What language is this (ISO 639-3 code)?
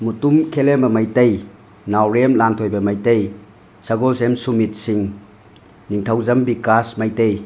mni